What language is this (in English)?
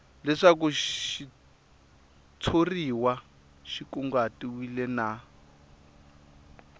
Tsonga